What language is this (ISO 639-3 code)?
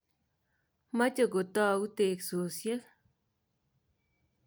kln